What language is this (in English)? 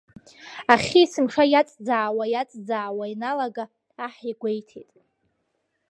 Abkhazian